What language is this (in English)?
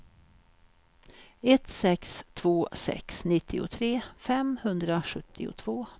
Swedish